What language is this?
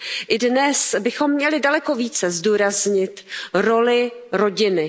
Czech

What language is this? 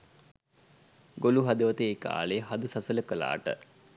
Sinhala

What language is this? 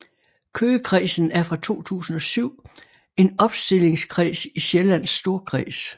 Danish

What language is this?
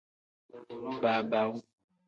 Tem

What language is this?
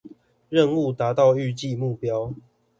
Chinese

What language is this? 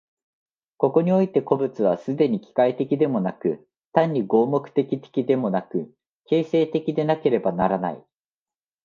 Japanese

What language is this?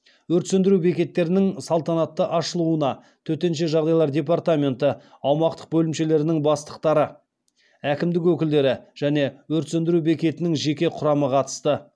Kazakh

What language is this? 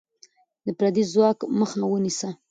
Pashto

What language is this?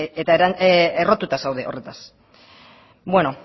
Basque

